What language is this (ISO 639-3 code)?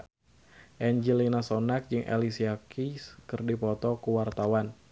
sun